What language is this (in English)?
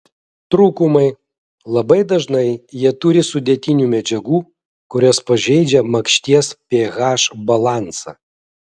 Lithuanian